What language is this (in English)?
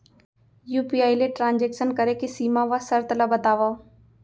Chhattisgarhi